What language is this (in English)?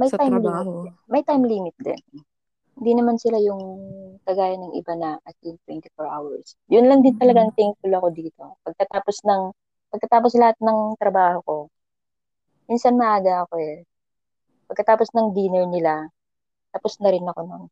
Filipino